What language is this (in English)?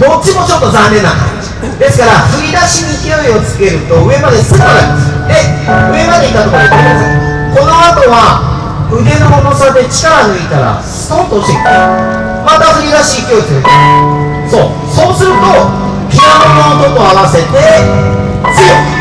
Japanese